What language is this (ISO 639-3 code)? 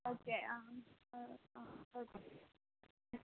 mal